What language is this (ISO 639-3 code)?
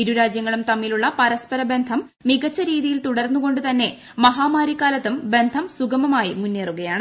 mal